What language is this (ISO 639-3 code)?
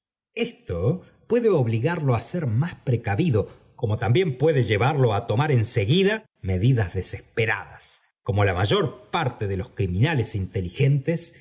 spa